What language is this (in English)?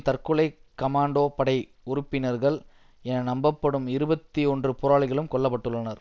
Tamil